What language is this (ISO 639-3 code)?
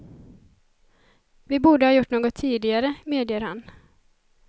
swe